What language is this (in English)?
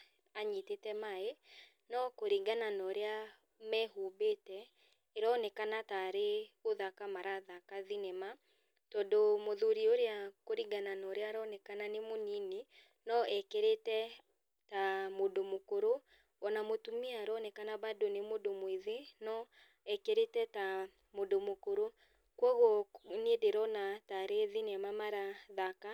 Kikuyu